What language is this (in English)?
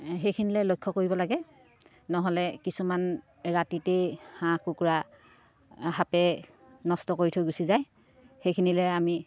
Assamese